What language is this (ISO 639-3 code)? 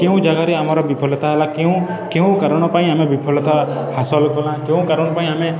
ori